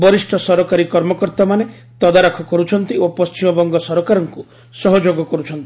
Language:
Odia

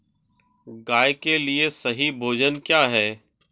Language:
Hindi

